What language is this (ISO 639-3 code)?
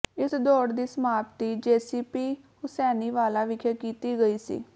pan